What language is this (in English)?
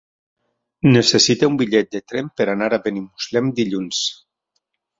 Catalan